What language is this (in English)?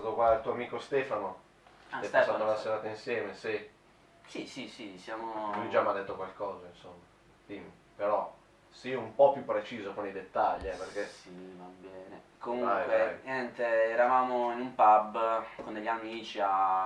Italian